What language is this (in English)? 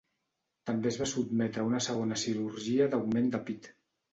Catalan